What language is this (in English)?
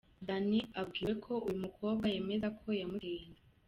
Kinyarwanda